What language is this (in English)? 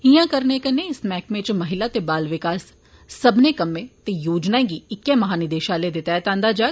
Dogri